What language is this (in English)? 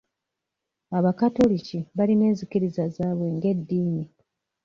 Ganda